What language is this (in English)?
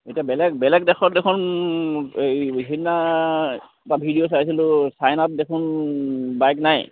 Assamese